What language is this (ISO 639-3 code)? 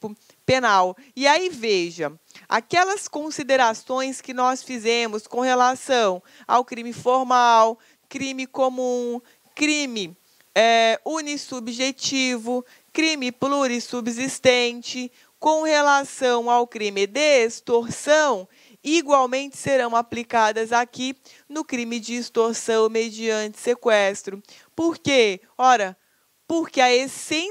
por